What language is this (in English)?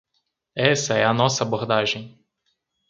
Portuguese